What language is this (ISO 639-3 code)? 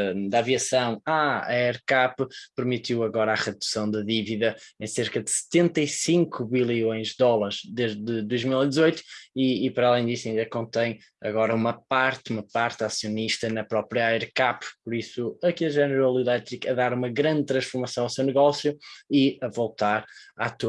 por